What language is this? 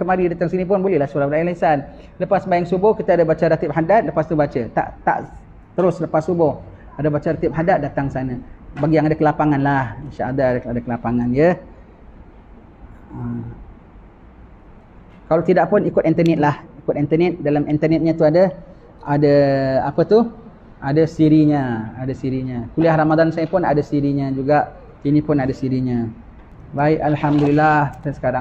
Malay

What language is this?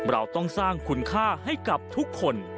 Thai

